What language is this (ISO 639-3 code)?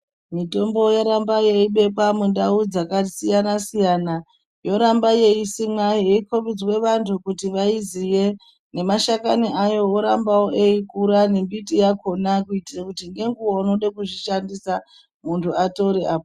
ndc